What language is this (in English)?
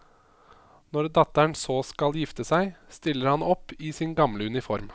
Norwegian